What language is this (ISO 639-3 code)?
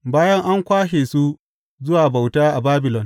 hau